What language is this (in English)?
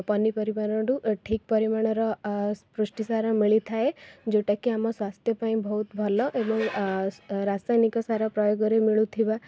Odia